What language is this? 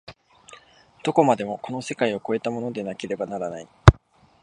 Japanese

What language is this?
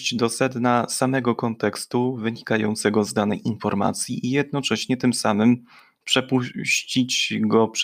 Polish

